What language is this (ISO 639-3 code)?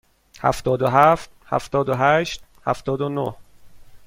fas